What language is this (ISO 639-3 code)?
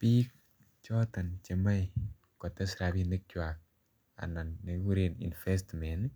kln